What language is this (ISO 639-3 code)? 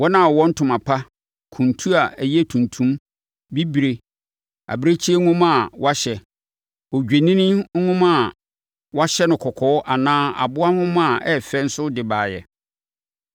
aka